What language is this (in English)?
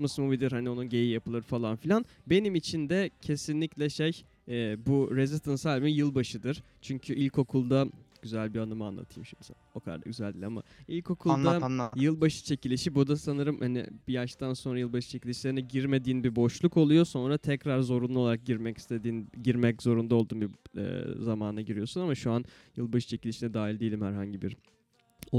Turkish